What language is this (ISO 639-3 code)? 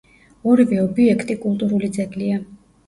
kat